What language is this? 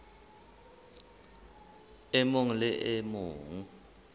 Southern Sotho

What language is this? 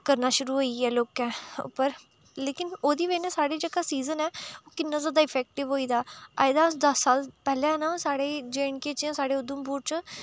Dogri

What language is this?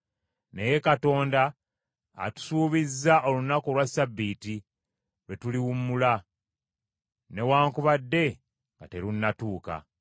Ganda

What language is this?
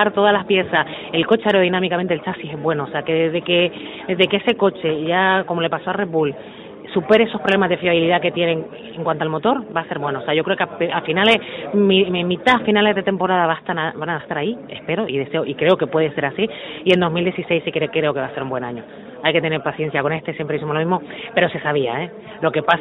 Spanish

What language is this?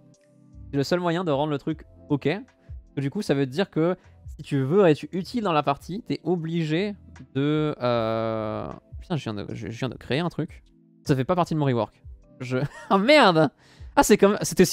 French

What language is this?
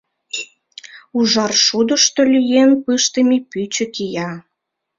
Mari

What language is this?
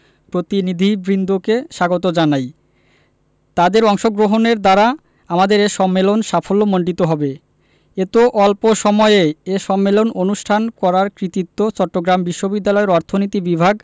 Bangla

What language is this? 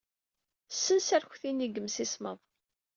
Kabyle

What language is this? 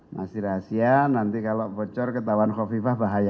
Indonesian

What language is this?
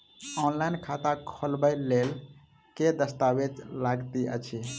Maithili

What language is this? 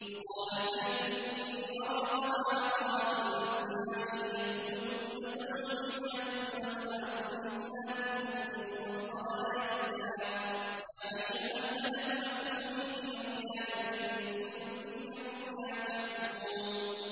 Arabic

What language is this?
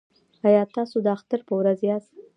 Pashto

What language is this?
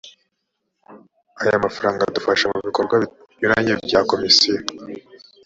Kinyarwanda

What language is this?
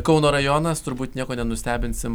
Lithuanian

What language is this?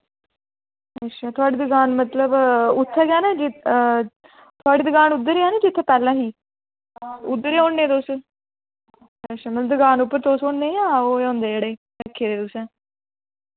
Dogri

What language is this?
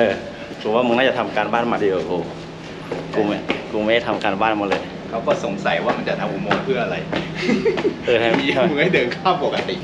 Thai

